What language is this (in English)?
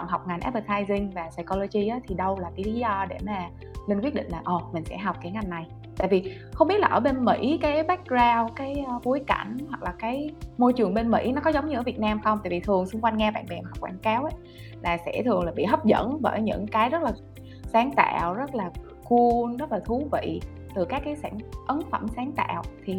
Vietnamese